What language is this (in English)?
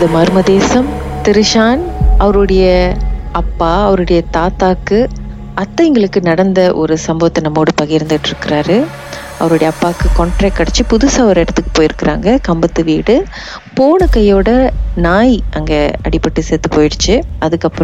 Tamil